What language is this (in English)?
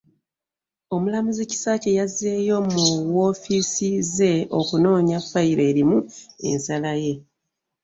Ganda